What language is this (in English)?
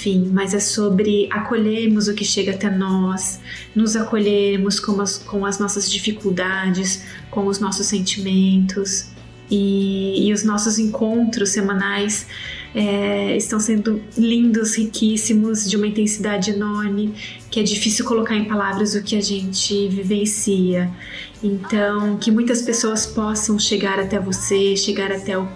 Portuguese